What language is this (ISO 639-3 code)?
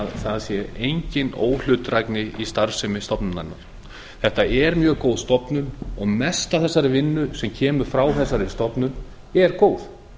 isl